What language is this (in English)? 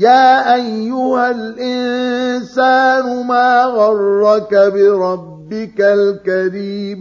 Arabic